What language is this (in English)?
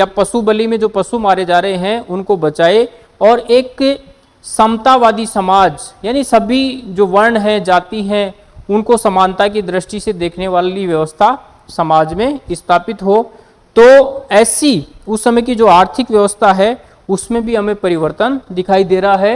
Hindi